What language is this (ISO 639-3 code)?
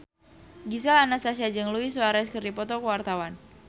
sun